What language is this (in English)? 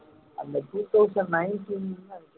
Tamil